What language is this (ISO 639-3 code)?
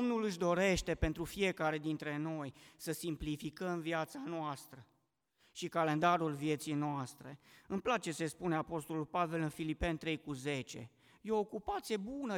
ron